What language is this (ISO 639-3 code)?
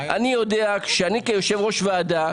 heb